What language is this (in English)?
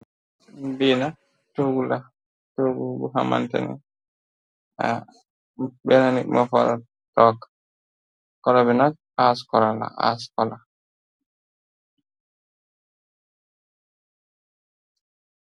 Wolof